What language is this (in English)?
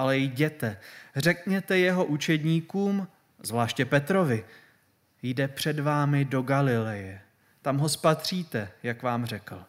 Czech